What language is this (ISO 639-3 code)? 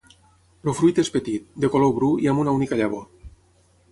cat